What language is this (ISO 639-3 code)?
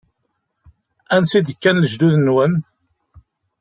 kab